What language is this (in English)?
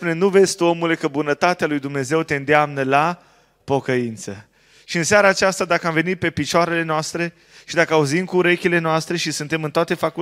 Romanian